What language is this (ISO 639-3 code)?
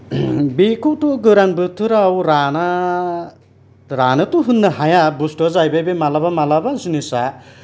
brx